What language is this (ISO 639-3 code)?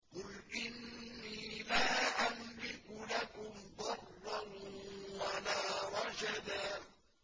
ara